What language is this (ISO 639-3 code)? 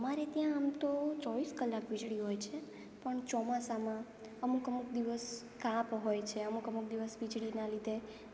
guj